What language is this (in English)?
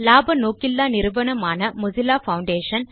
Tamil